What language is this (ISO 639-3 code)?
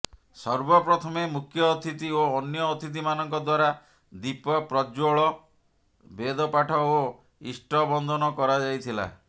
ori